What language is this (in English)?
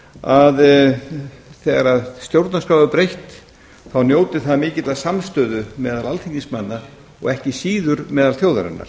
Icelandic